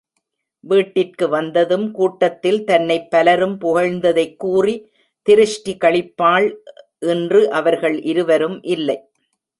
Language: Tamil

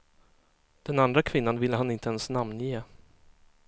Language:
Swedish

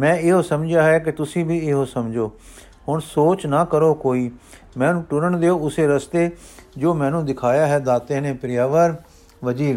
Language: Punjabi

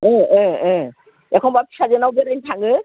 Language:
Bodo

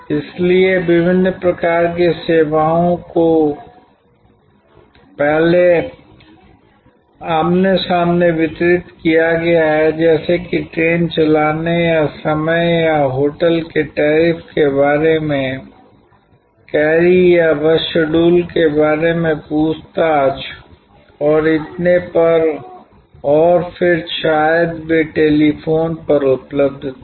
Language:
Hindi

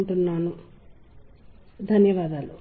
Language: Telugu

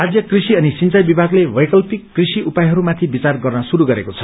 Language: Nepali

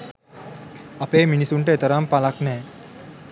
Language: Sinhala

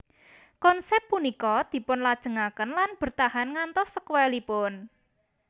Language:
Javanese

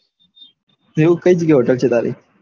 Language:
Gujarati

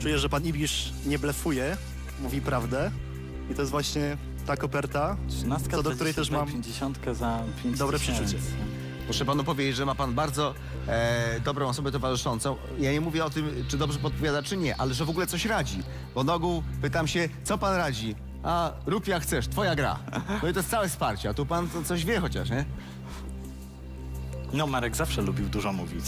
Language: Polish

